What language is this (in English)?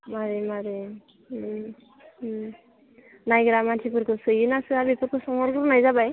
Bodo